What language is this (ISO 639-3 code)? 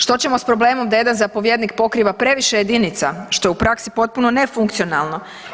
hrv